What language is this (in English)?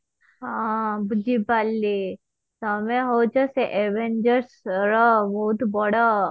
Odia